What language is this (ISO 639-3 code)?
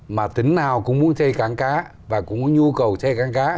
vie